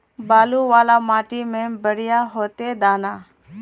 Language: Magahi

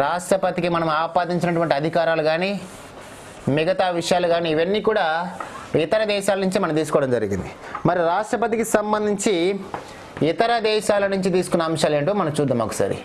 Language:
Telugu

